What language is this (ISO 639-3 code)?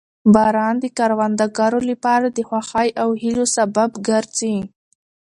pus